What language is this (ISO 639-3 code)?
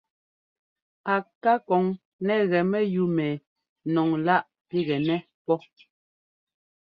jgo